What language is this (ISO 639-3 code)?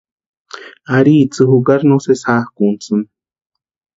pua